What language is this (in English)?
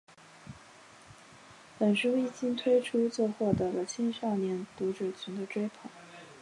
Chinese